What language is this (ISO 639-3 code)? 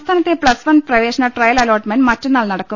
mal